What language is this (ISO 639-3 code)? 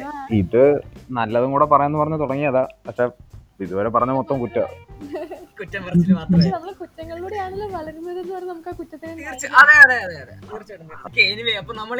mal